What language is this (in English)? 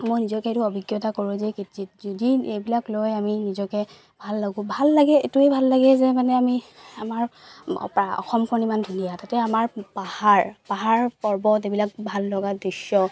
Assamese